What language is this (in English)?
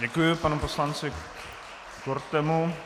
Czech